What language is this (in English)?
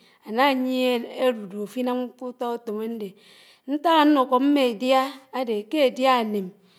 Anaang